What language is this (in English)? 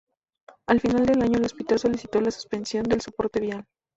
Spanish